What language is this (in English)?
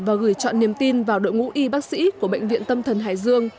Vietnamese